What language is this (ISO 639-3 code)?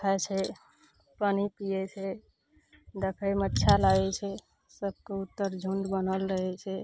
mai